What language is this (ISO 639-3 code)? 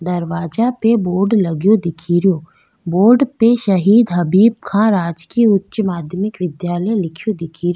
raj